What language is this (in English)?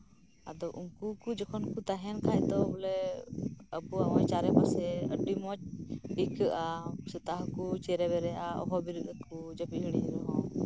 Santali